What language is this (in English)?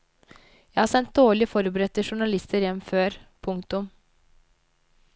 Norwegian